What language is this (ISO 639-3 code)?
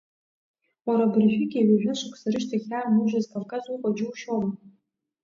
abk